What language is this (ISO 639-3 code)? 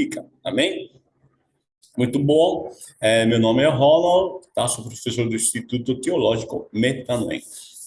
por